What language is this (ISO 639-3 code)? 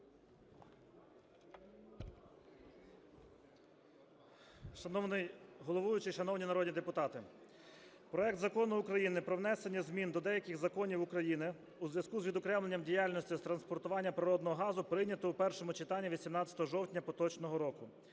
ukr